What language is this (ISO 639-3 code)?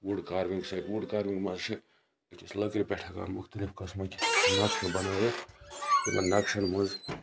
kas